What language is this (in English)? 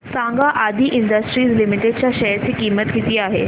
Marathi